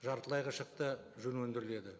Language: Kazakh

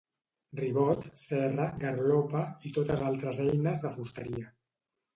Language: Catalan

